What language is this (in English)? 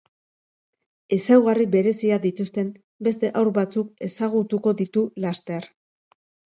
Basque